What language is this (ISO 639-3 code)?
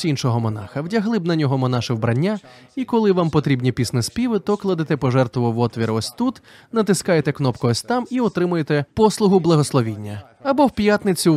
ukr